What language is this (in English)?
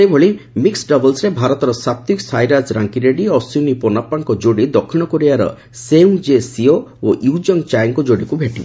Odia